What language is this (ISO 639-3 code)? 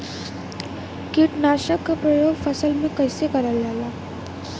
bho